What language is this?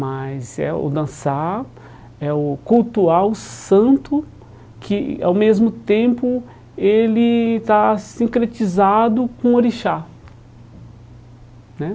Portuguese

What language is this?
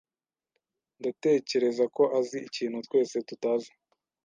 Kinyarwanda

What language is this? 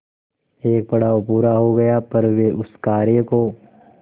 Hindi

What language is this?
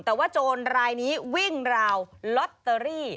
Thai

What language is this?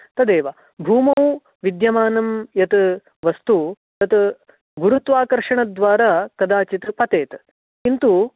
Sanskrit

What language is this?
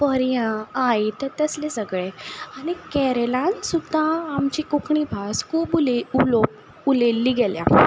Konkani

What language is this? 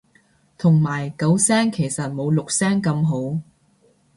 Cantonese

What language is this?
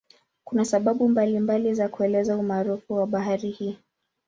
Swahili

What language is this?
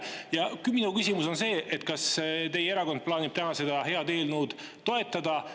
Estonian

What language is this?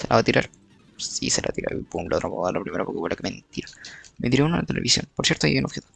Spanish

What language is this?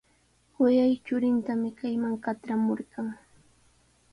Sihuas Ancash Quechua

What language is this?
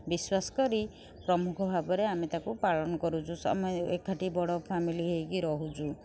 Odia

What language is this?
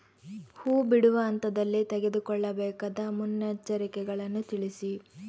Kannada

